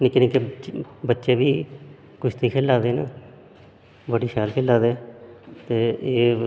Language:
Dogri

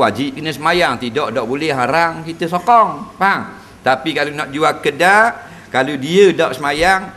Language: Malay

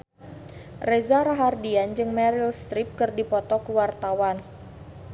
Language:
Sundanese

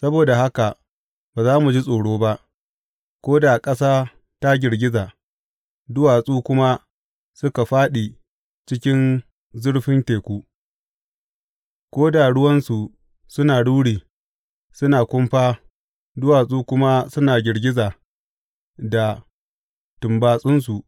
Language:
Hausa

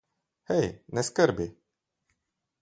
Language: Slovenian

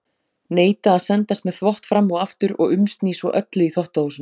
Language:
Icelandic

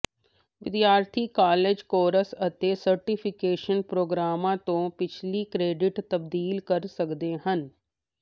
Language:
Punjabi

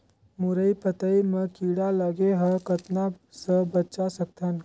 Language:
Chhattisgarhi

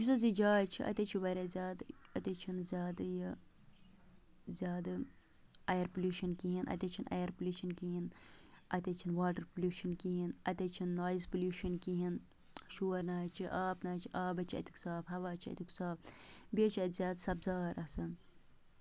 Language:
Kashmiri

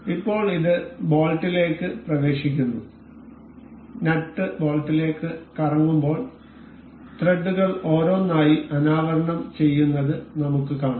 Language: Malayalam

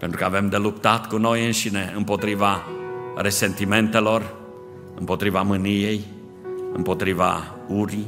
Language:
Romanian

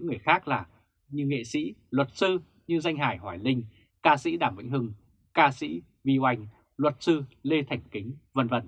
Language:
Vietnamese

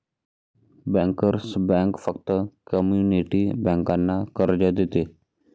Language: Marathi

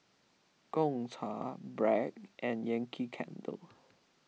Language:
English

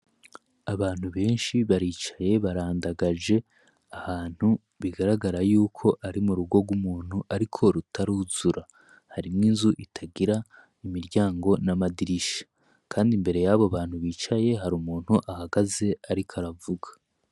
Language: Rundi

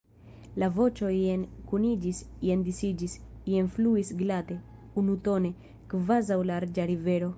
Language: Esperanto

